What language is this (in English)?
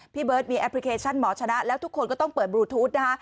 Thai